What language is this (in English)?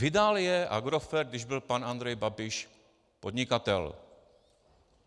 Czech